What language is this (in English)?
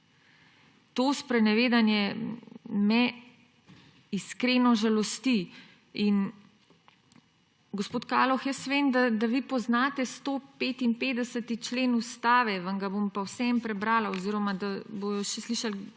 Slovenian